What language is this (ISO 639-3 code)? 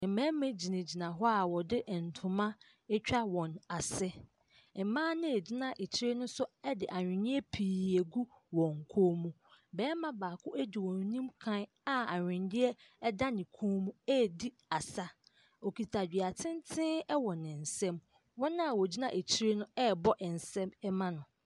aka